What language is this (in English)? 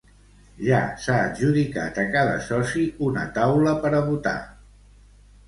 Catalan